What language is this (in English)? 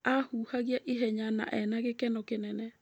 Kikuyu